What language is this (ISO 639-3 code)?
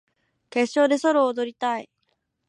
jpn